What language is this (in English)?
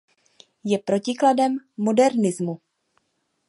Czech